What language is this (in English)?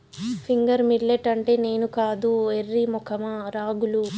Telugu